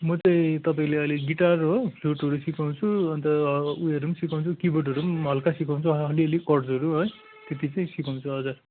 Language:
Nepali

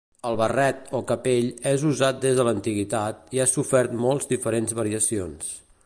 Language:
Catalan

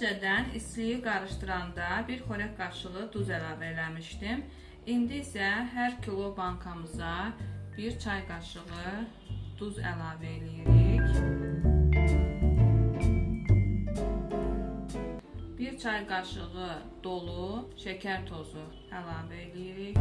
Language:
Turkish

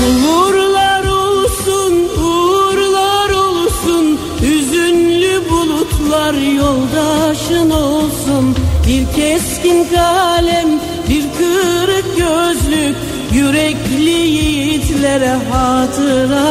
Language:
Turkish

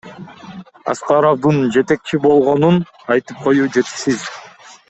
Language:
Kyrgyz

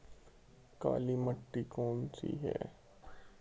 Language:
Hindi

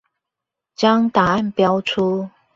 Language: Chinese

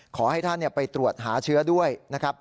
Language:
Thai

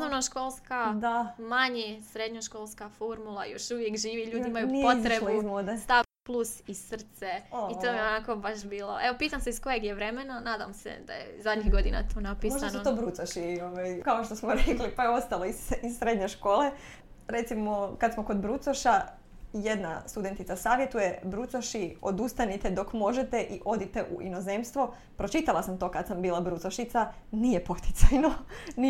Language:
Croatian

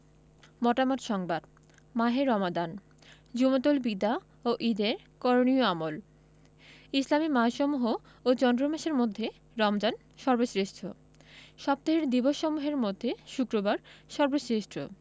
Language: Bangla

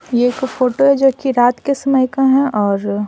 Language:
Hindi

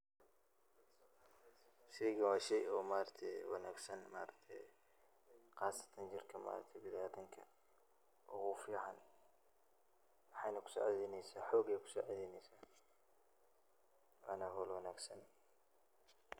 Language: Somali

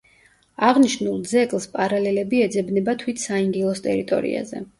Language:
Georgian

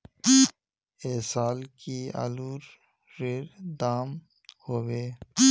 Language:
Magahi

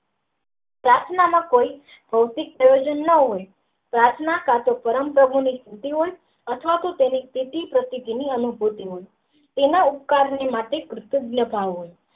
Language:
Gujarati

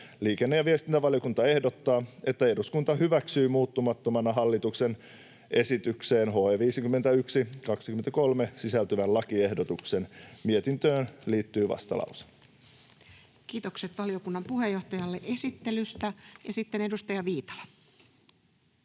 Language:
Finnish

